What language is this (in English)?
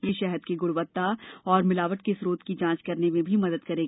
Hindi